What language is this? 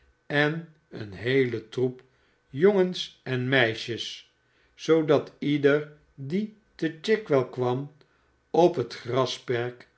Dutch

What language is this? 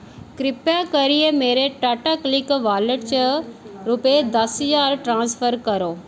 Dogri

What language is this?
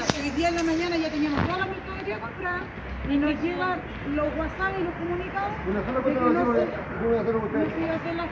Spanish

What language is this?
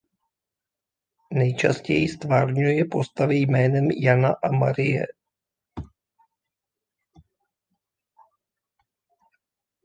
Czech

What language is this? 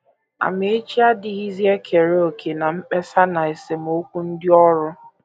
Igbo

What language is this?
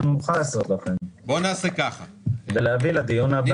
Hebrew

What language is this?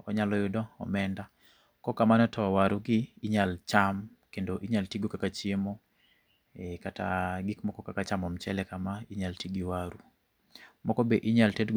Luo (Kenya and Tanzania)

